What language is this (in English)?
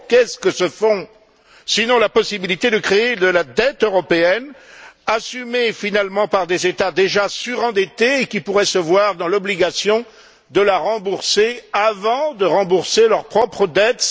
French